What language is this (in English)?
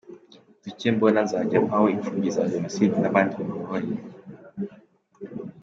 Kinyarwanda